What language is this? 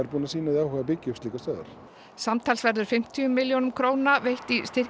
Icelandic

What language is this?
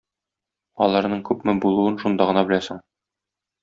Tatar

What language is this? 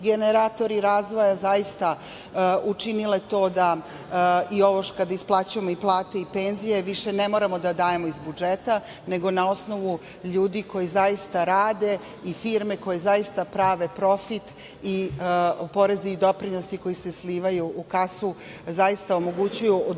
Serbian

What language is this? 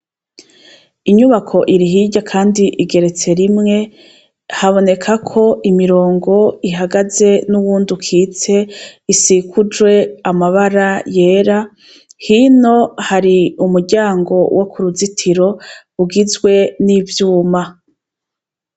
Rundi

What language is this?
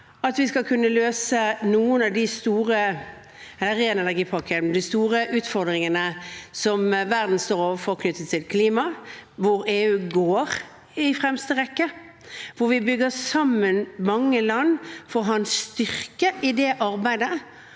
Norwegian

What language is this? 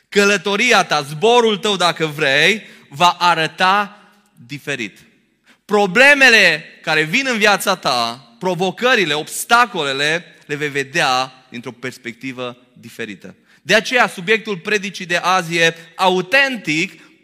Romanian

